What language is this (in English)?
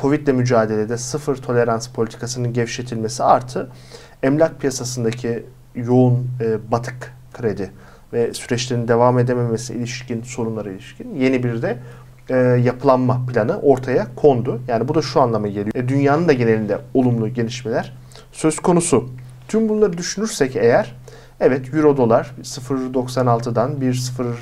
Turkish